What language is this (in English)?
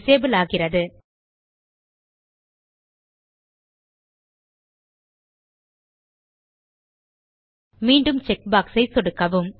Tamil